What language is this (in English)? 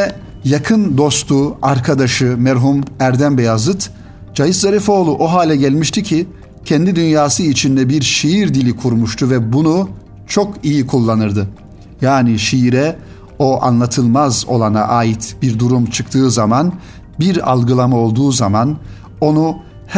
Turkish